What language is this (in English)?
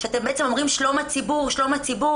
Hebrew